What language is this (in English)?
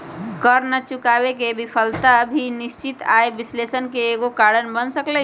Magahi